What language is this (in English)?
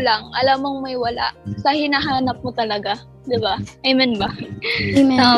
Filipino